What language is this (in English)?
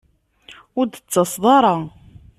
Kabyle